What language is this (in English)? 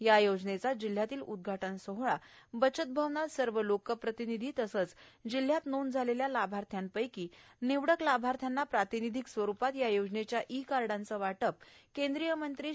Marathi